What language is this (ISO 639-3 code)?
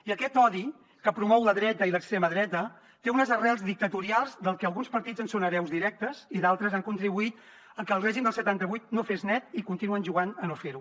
cat